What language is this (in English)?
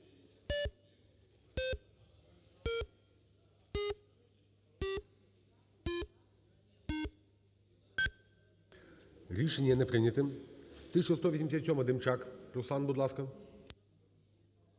Ukrainian